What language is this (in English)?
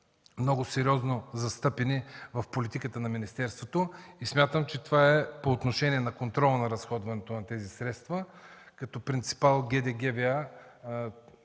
Bulgarian